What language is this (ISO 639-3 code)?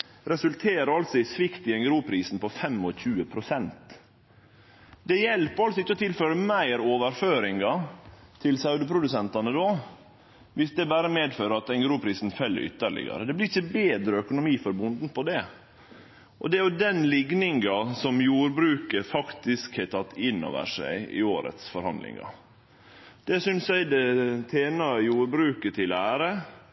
nno